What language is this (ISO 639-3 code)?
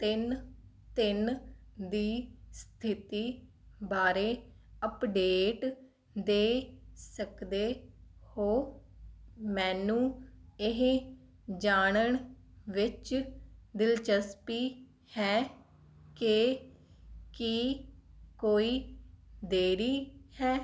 pan